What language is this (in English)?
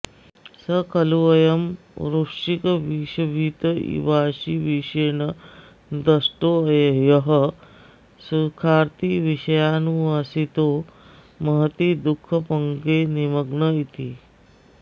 Sanskrit